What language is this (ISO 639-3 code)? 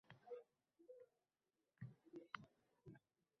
uzb